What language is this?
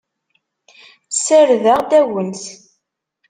Kabyle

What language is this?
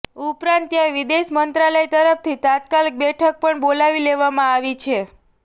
Gujarati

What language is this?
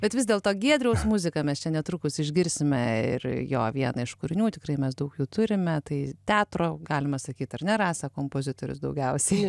Lithuanian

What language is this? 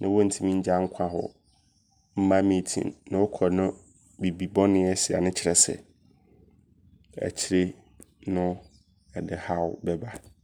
Abron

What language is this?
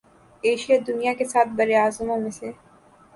Urdu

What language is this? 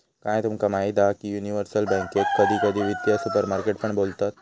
Marathi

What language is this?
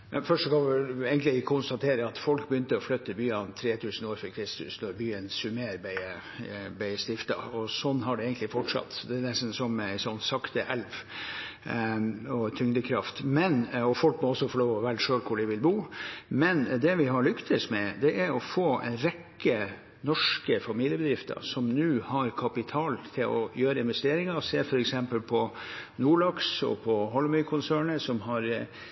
Norwegian Bokmål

